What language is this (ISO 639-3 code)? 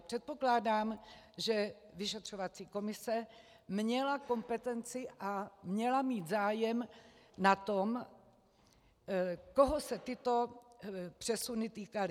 ces